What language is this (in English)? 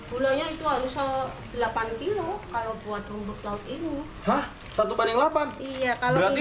Indonesian